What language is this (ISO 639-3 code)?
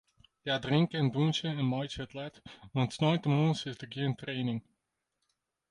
fry